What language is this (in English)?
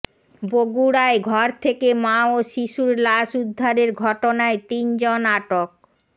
Bangla